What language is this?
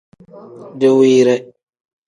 Tem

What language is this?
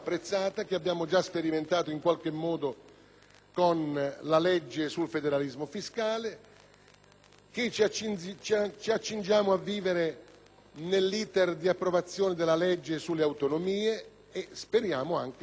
Italian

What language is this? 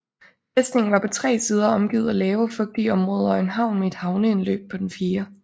Danish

